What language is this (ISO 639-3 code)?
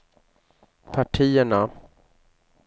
swe